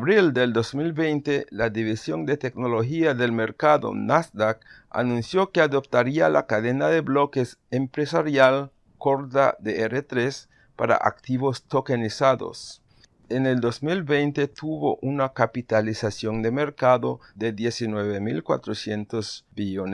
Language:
Spanish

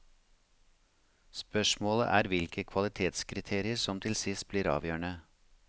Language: Norwegian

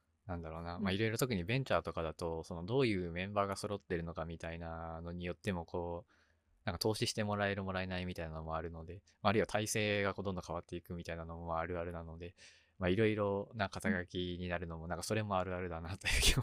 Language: Japanese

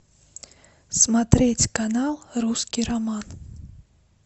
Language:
Russian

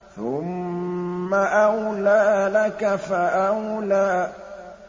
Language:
Arabic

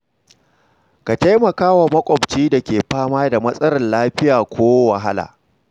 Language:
Hausa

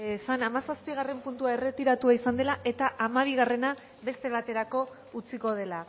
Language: Basque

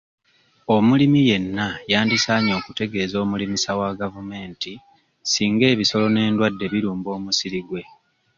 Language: Ganda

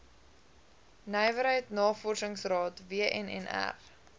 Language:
Afrikaans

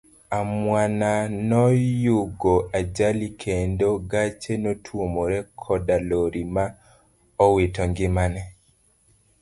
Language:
Luo (Kenya and Tanzania)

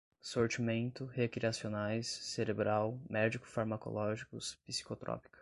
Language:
Portuguese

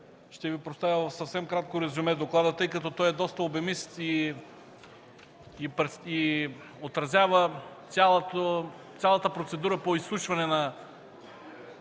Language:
Bulgarian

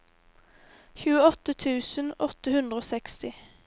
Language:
Norwegian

